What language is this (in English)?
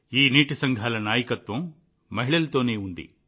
Telugu